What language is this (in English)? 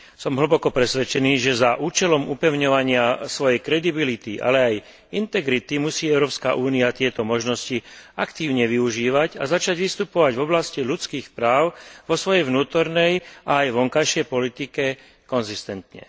Slovak